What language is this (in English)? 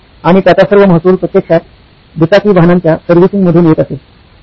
Marathi